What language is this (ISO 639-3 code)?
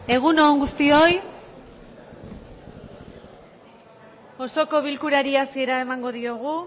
eus